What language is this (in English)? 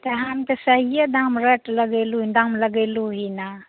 Maithili